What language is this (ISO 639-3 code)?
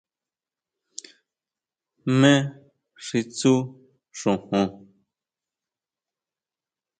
mau